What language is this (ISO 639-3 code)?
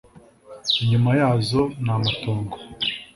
kin